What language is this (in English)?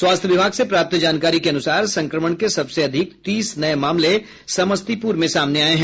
Hindi